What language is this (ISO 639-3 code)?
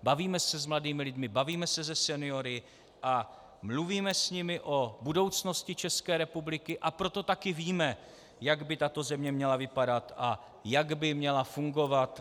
ces